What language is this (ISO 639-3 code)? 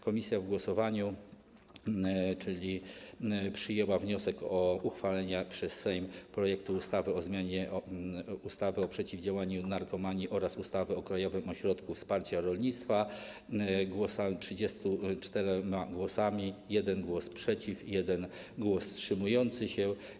pol